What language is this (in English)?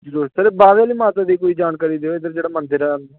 Dogri